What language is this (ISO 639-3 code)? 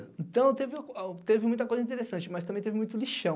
por